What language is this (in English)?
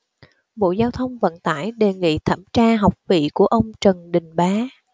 Vietnamese